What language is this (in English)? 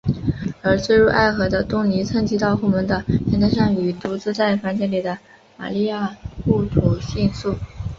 Chinese